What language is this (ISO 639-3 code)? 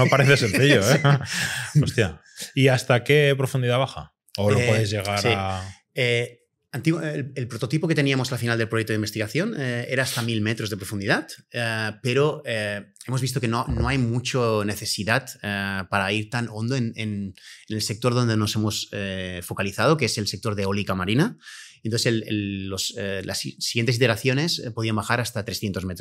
spa